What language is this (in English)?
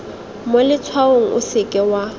Tswana